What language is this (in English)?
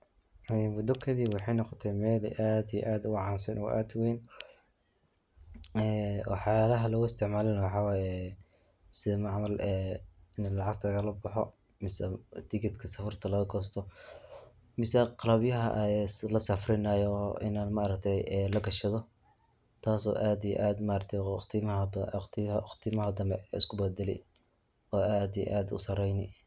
Somali